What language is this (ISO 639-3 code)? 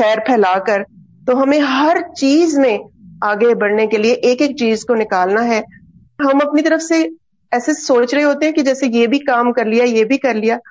urd